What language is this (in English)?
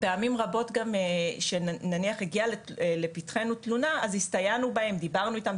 Hebrew